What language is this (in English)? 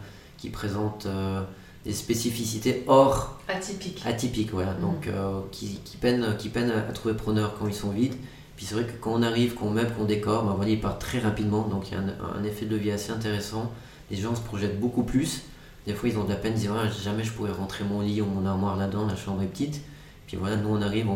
French